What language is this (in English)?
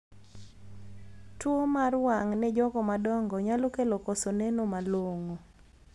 Luo (Kenya and Tanzania)